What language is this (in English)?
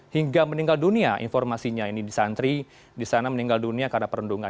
Indonesian